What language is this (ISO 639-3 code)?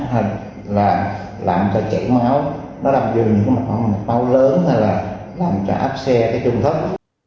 vie